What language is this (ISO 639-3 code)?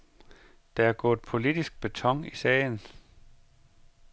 dan